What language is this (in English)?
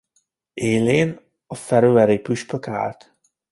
Hungarian